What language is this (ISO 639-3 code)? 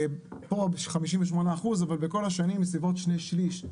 heb